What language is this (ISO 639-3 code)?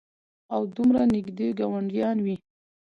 pus